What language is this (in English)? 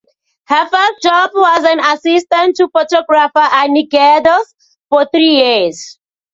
English